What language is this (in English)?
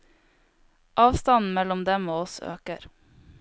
Norwegian